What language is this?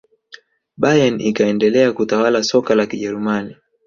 Swahili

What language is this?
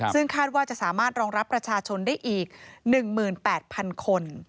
Thai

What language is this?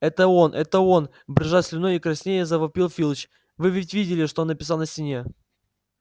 Russian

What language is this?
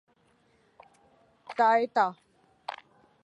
Urdu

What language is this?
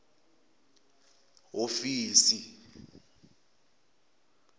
Tsonga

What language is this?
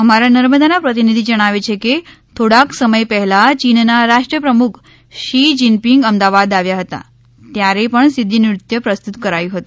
Gujarati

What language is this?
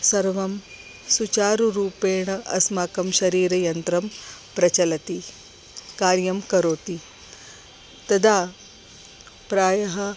Sanskrit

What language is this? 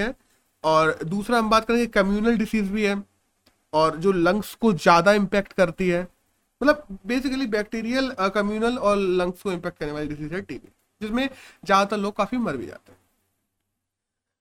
Hindi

